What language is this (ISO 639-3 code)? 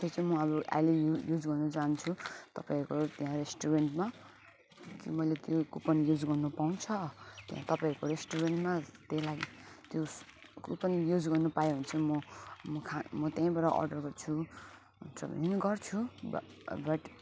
nep